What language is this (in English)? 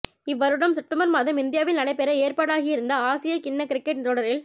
Tamil